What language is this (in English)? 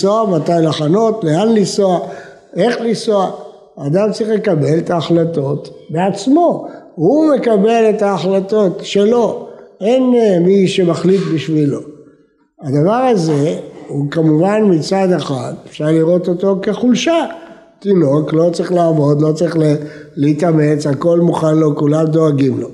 Hebrew